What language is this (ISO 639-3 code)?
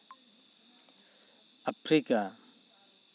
sat